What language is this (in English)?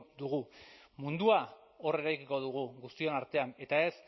Basque